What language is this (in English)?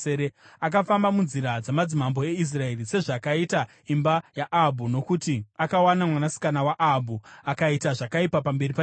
Shona